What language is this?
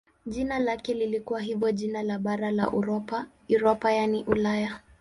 Swahili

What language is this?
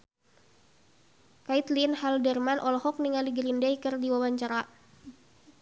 Sundanese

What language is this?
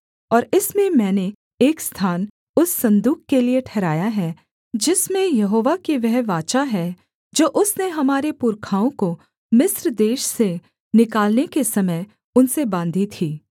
Hindi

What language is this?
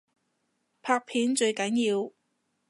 Cantonese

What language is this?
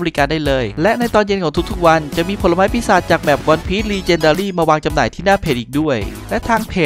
Thai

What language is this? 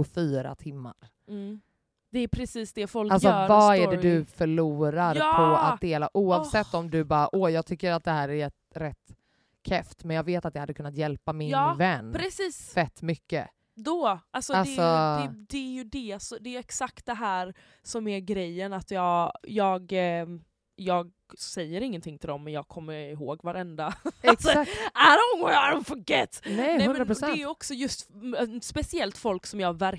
Swedish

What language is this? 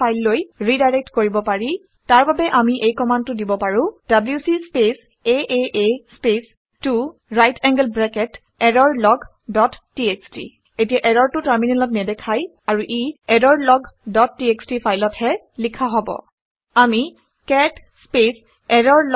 Assamese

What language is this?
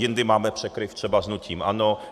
Czech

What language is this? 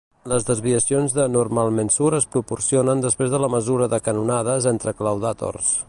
Catalan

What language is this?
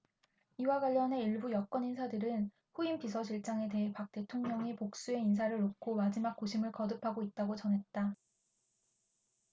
Korean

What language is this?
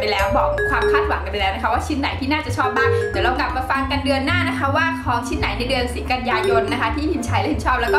Thai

